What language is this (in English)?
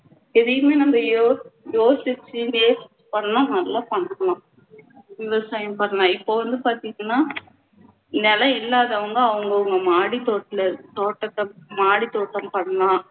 Tamil